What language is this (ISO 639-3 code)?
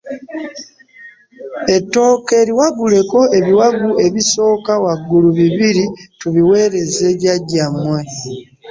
lug